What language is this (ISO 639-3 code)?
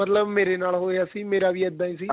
pan